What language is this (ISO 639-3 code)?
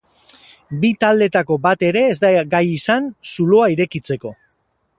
eus